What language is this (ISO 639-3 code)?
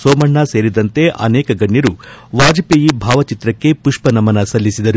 kan